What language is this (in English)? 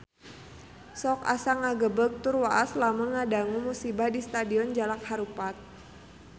Sundanese